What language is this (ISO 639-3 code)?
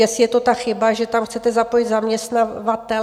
ces